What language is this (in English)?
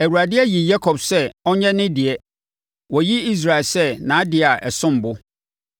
Akan